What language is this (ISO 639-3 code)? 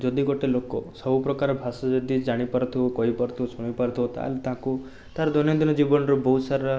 ori